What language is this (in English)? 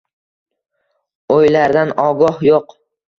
Uzbek